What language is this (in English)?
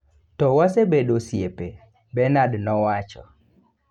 Luo (Kenya and Tanzania)